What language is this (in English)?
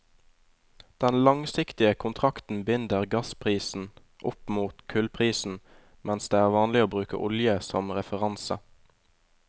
Norwegian